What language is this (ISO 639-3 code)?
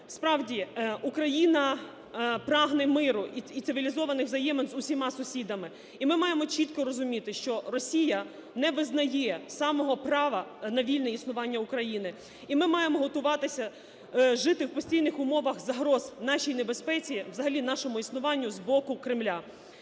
ukr